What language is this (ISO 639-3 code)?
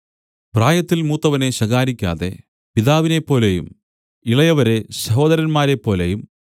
mal